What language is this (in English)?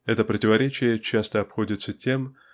Russian